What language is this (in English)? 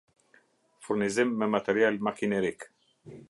Albanian